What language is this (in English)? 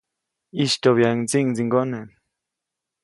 Copainalá Zoque